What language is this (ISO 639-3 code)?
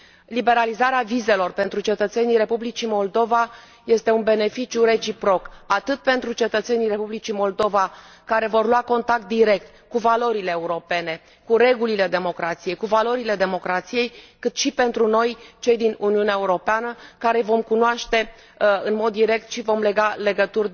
ron